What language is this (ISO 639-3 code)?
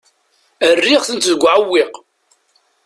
kab